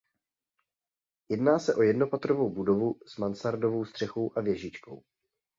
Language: Czech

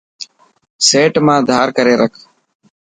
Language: Dhatki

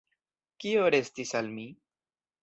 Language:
Esperanto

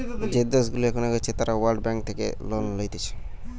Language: Bangla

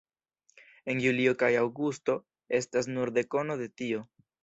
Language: Esperanto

